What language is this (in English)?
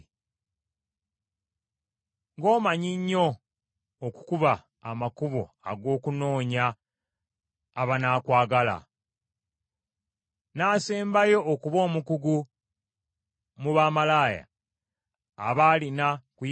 Ganda